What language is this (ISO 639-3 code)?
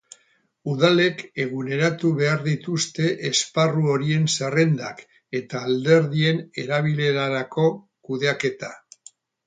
eus